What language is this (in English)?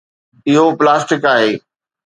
Sindhi